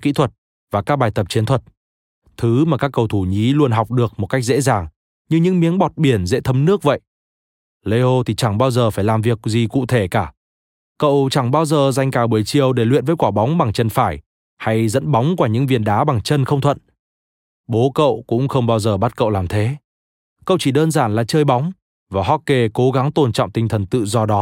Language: Vietnamese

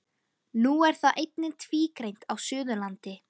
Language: Icelandic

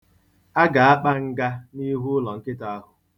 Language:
Igbo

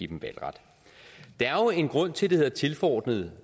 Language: Danish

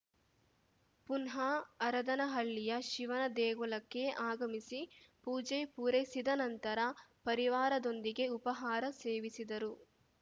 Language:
Kannada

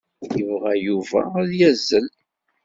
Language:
Kabyle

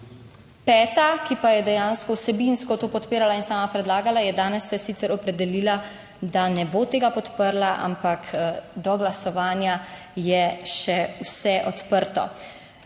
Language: Slovenian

